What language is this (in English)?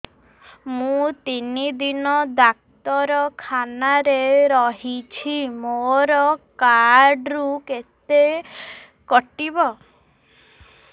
Odia